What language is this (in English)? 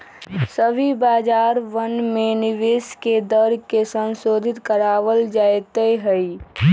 Magahi